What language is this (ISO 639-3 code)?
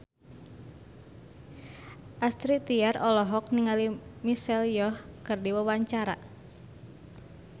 sun